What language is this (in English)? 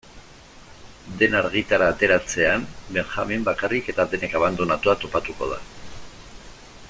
Basque